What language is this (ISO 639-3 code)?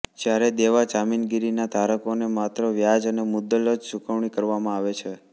guj